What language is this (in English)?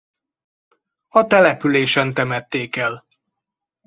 Hungarian